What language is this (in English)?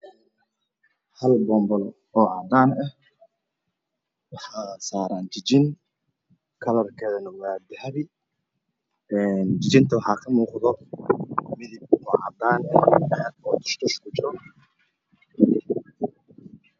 Somali